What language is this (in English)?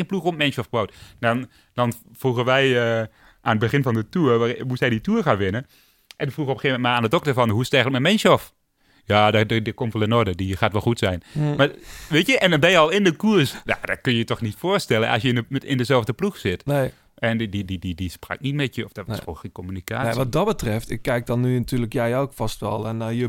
Dutch